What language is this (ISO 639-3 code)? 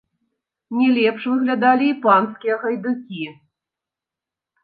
bel